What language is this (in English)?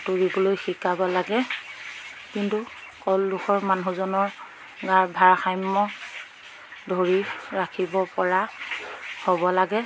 Assamese